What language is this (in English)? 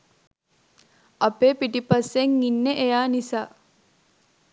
Sinhala